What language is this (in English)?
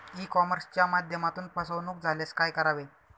Marathi